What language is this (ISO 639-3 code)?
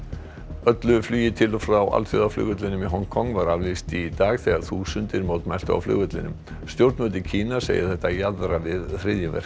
isl